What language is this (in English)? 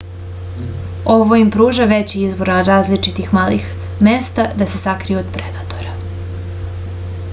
Serbian